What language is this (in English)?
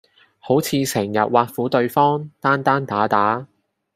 Cantonese